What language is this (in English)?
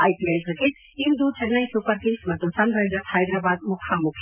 Kannada